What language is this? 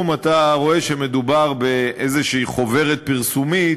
Hebrew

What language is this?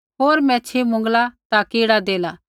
Kullu Pahari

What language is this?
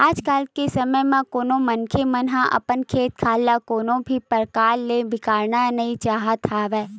Chhattisgarhi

